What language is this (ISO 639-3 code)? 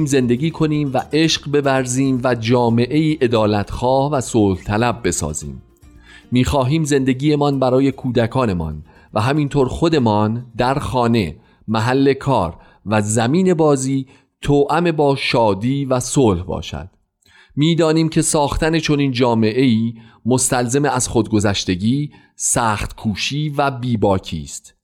fas